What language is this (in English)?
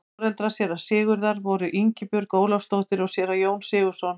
Icelandic